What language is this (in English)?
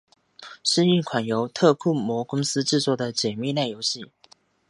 Chinese